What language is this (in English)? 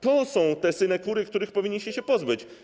Polish